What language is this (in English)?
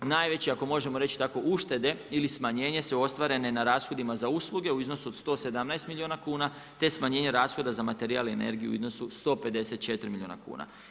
Croatian